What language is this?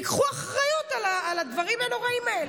Hebrew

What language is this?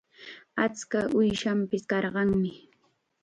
Chiquián Ancash Quechua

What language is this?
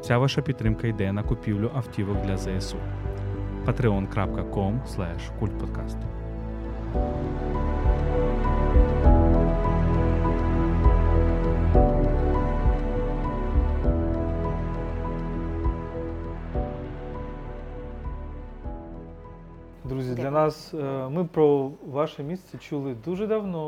Ukrainian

